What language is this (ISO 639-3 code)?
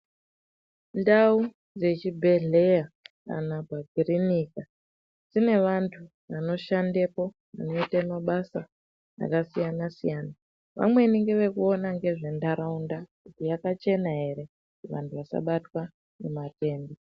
ndc